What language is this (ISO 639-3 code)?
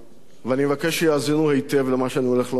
heb